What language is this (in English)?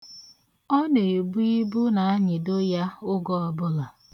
Igbo